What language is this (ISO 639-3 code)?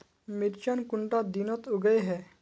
mag